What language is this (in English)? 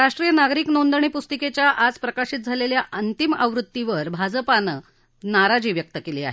Marathi